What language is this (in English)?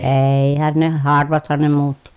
Finnish